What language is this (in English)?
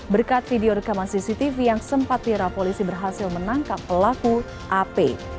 Indonesian